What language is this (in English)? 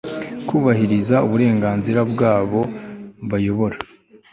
Kinyarwanda